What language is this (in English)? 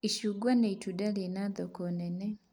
Kikuyu